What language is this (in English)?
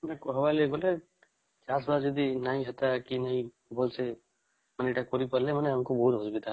Odia